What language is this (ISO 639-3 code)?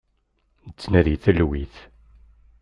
kab